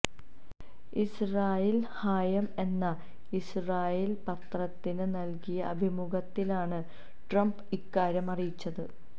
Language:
Malayalam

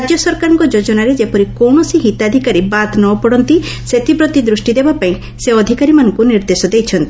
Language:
Odia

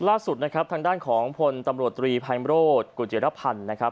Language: Thai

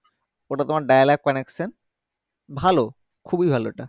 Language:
Bangla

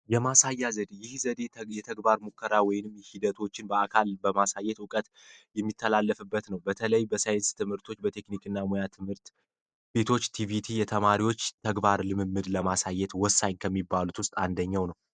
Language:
Amharic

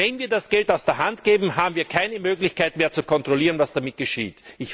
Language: German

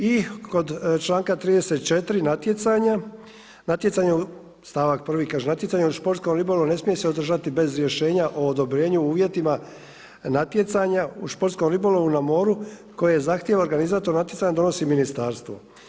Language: Croatian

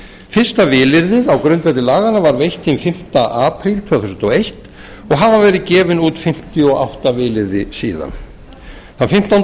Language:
Icelandic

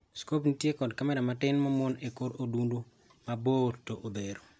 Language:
Luo (Kenya and Tanzania)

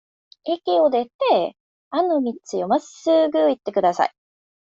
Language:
Japanese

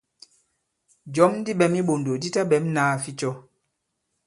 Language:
Bankon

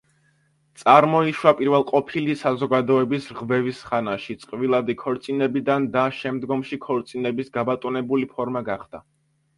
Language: Georgian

